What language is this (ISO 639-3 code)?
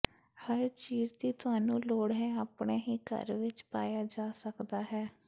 pan